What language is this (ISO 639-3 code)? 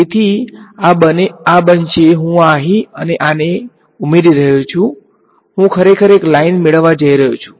guj